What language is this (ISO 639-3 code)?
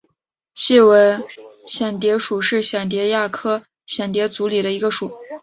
zho